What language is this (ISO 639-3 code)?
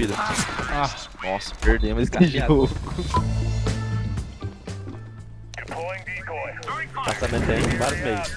por